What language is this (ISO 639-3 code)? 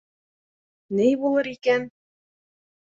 bak